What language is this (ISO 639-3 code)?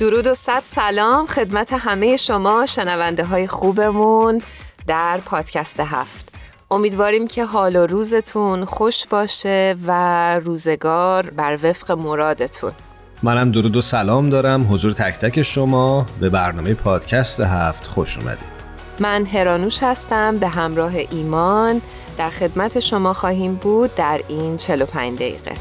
fas